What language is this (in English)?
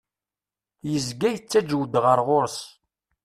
Kabyle